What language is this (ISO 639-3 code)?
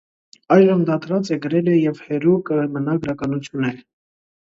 hye